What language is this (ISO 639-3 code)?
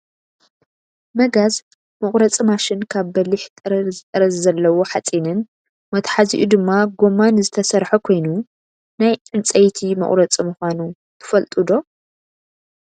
tir